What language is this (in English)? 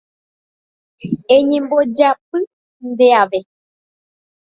Guarani